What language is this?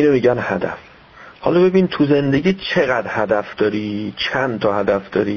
Persian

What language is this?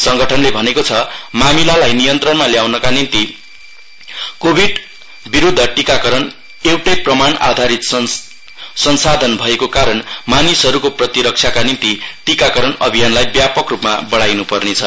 Nepali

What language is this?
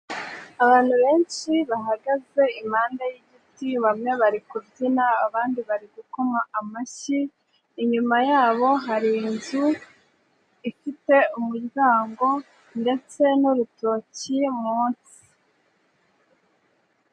Kinyarwanda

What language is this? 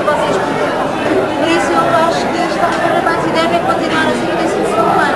Portuguese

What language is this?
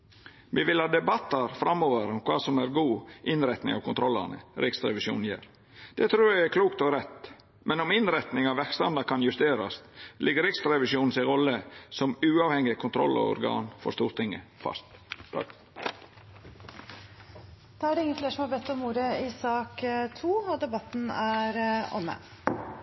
Norwegian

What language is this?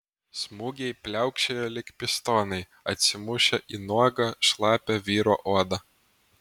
Lithuanian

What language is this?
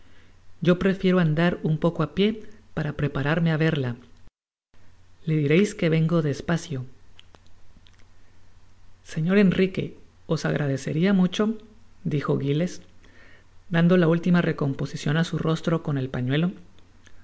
Spanish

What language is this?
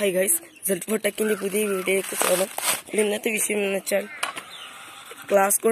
Indonesian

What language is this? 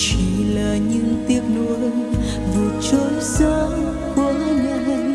Vietnamese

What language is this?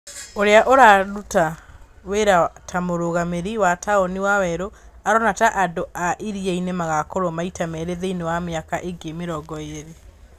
Kikuyu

